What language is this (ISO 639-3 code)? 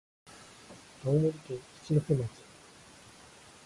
jpn